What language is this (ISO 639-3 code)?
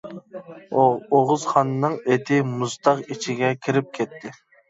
uig